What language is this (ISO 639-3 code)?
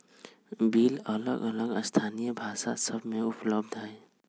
mag